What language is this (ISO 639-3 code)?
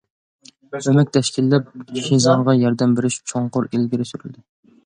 uig